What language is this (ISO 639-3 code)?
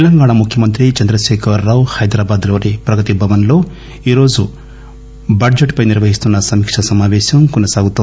tel